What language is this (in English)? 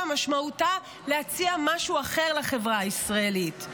Hebrew